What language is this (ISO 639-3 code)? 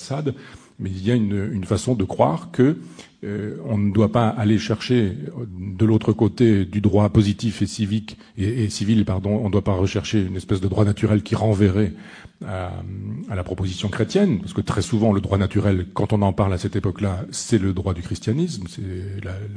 fra